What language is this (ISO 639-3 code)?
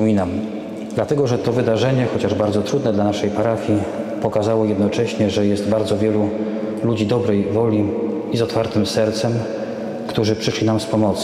pol